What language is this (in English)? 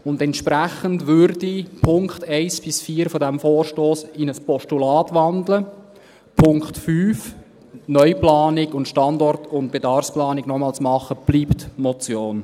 Swiss German